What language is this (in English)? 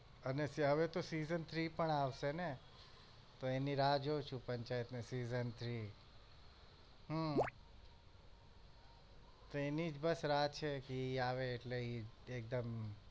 Gujarati